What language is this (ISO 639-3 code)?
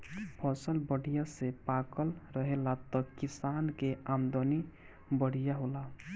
bho